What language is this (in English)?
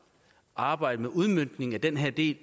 Danish